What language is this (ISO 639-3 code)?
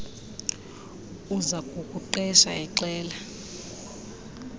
xho